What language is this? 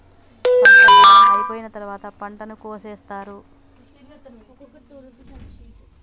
Telugu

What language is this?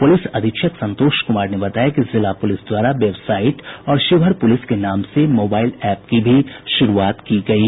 Hindi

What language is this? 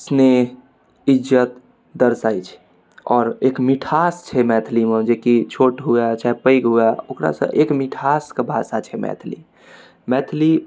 Maithili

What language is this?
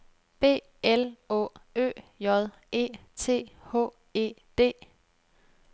Danish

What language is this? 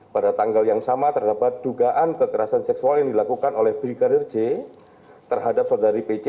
Indonesian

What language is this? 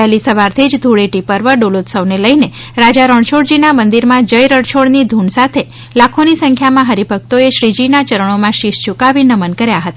Gujarati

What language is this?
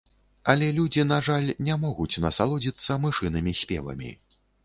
Belarusian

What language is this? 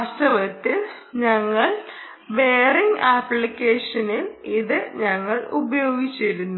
Malayalam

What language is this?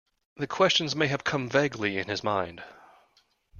English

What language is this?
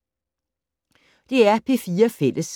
Danish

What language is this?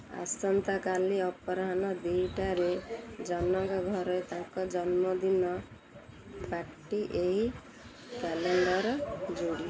Odia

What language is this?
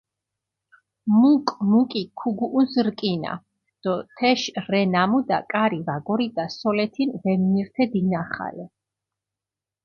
Mingrelian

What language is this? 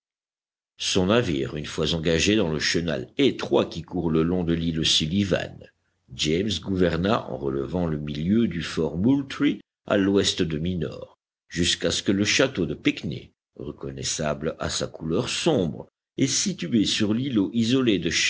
French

